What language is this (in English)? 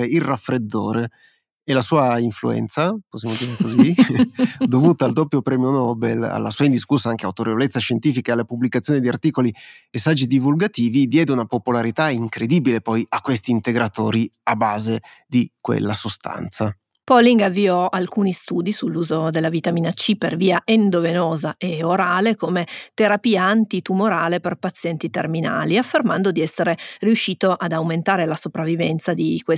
Italian